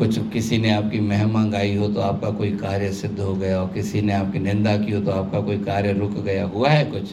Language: Hindi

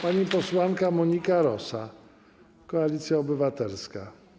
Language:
Polish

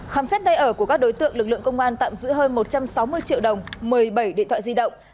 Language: Vietnamese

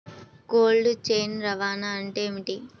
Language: Telugu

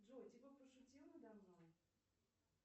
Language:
Russian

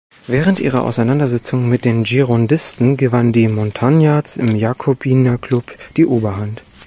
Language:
German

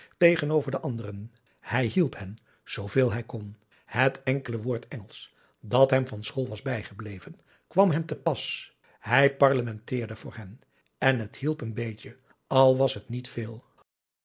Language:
Dutch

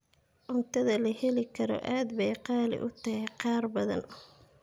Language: Somali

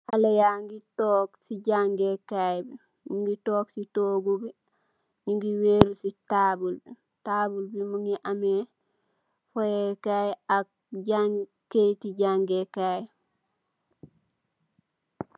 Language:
Wolof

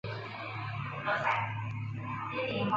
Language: Chinese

